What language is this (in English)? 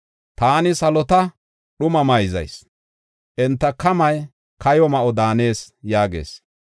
Gofa